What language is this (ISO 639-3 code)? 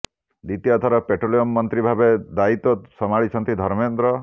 ori